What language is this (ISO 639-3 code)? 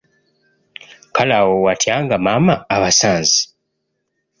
lug